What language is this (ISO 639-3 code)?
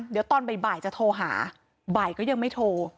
tha